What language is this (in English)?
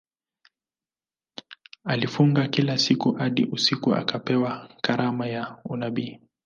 Swahili